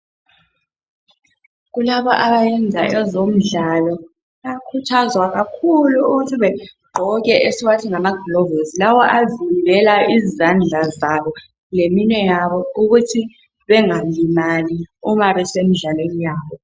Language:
North Ndebele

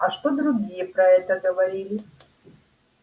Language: Russian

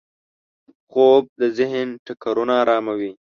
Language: Pashto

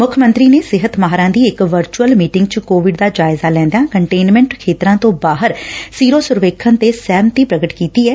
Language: Punjabi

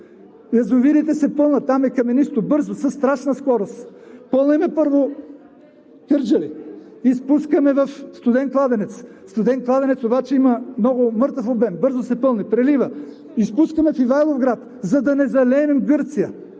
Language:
Bulgarian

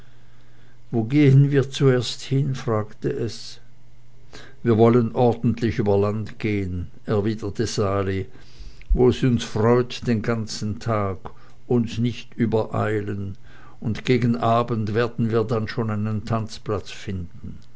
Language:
German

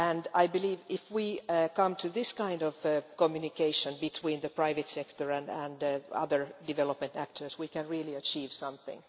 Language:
English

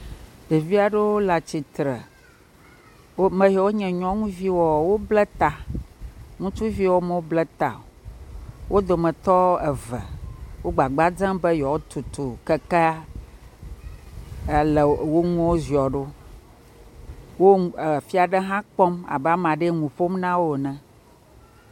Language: Ewe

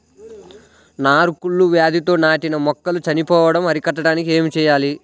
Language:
Telugu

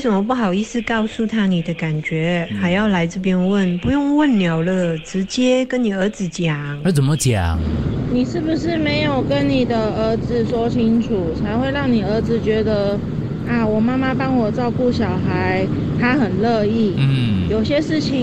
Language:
Chinese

